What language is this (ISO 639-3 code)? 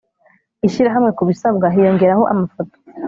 kin